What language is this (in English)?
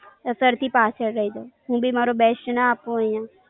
Gujarati